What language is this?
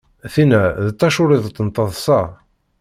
Kabyle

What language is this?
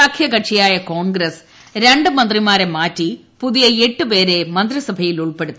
Malayalam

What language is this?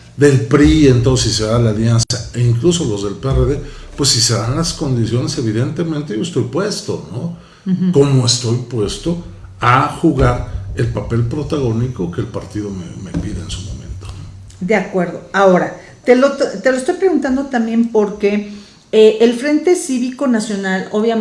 Spanish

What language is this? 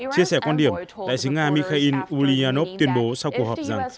Vietnamese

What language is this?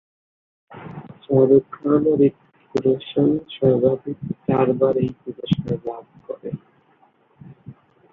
Bangla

